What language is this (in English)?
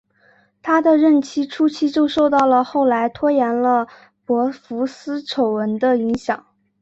Chinese